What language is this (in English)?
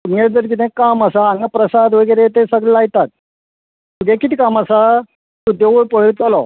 Konkani